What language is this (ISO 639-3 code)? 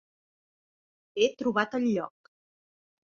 cat